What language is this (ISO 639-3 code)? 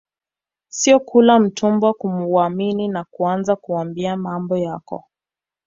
swa